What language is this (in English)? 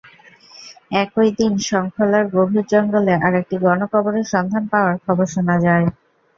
Bangla